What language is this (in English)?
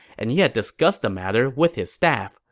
English